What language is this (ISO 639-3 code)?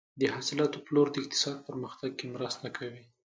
pus